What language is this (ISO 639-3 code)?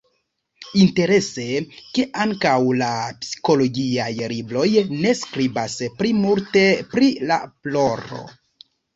epo